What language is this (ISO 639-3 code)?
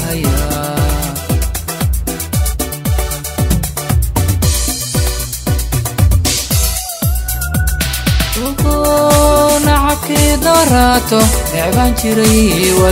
tur